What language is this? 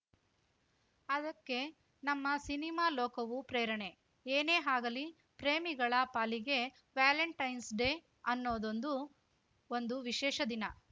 Kannada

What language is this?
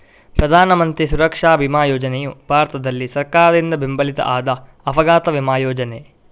Kannada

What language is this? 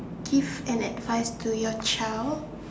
English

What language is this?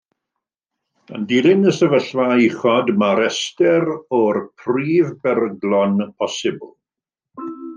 Welsh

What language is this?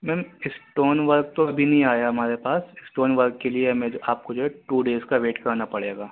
Urdu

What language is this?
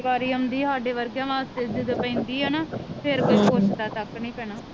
Punjabi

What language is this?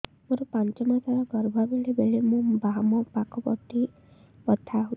Odia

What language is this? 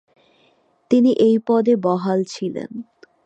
Bangla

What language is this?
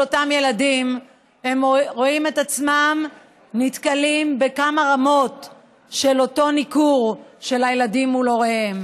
Hebrew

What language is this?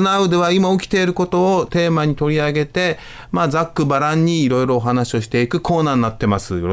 Japanese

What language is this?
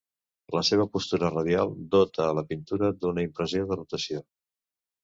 Catalan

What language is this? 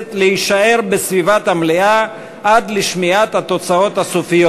Hebrew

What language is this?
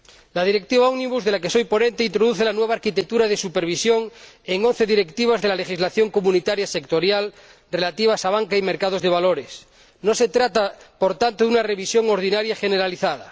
Spanish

